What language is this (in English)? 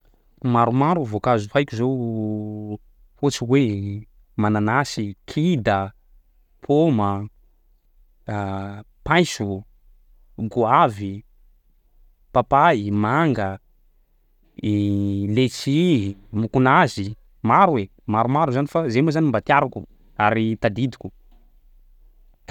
Sakalava Malagasy